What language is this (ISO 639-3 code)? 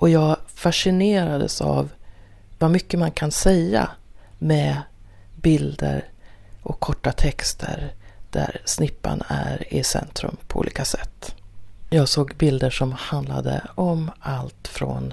swe